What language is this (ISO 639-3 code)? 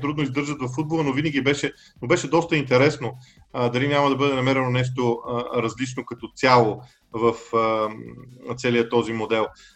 bul